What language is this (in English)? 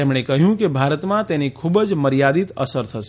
Gujarati